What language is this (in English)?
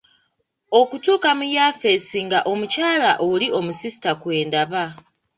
Ganda